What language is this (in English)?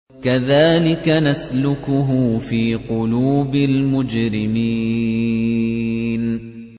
Arabic